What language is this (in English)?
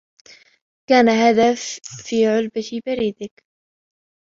Arabic